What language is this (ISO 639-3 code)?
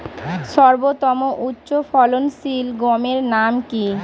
ben